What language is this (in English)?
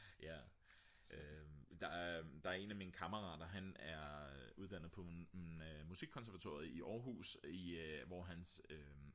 Danish